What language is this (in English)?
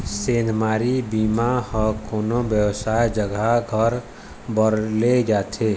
Chhattisgarhi